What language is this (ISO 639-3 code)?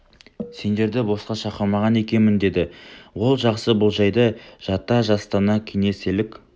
kaz